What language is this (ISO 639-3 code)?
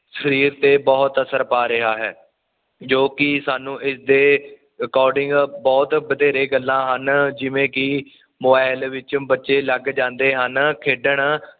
pan